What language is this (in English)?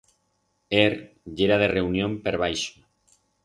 Aragonese